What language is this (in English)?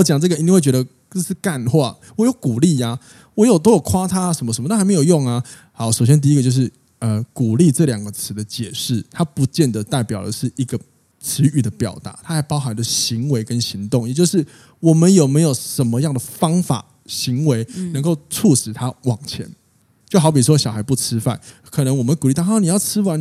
Chinese